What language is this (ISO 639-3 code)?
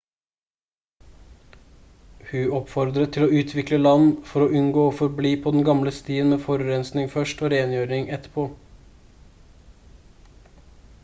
nob